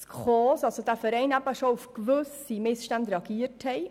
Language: Swiss German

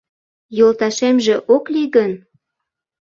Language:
Mari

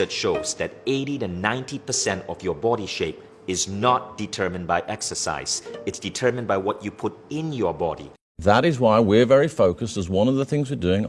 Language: English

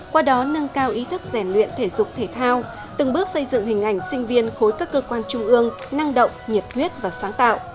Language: Vietnamese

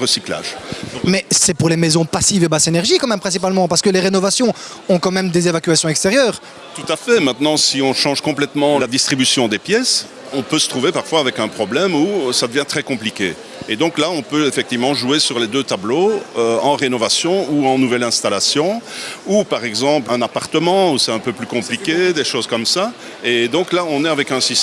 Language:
French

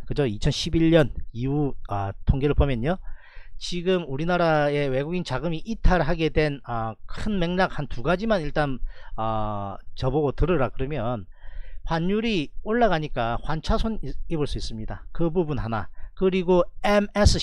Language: Korean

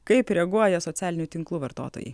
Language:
Lithuanian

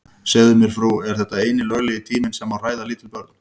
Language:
Icelandic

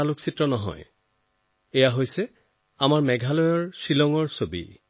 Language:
Assamese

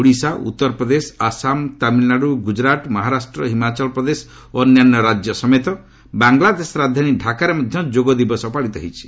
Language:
Odia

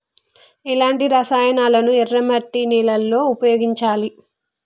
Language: Telugu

